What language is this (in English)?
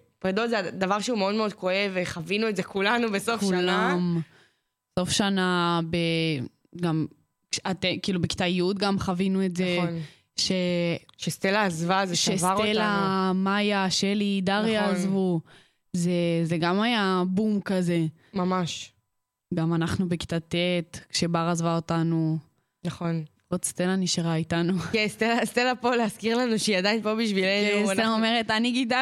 Hebrew